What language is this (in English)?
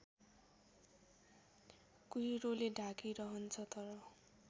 Nepali